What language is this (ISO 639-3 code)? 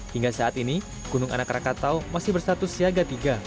ind